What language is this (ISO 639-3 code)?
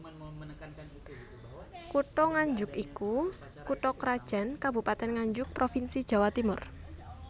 jav